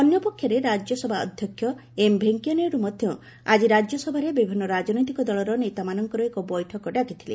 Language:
Odia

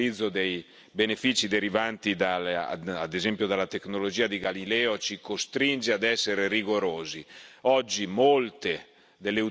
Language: Italian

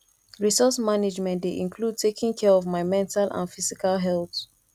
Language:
Nigerian Pidgin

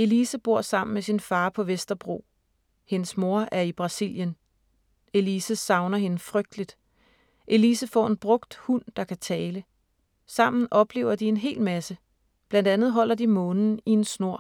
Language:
Danish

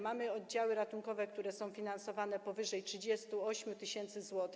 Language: Polish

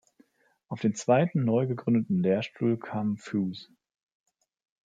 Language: German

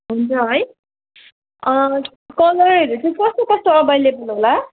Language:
Nepali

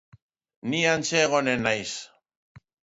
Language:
Basque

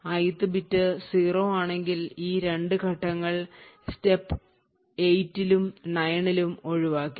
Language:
Malayalam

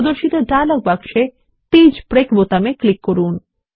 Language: Bangla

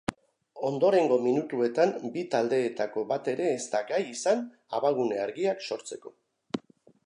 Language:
Basque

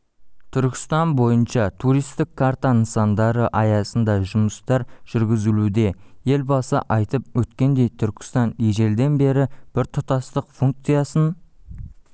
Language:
Kazakh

